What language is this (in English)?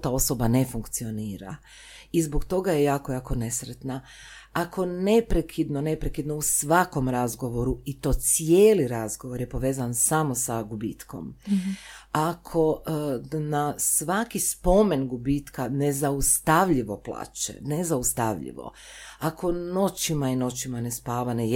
Croatian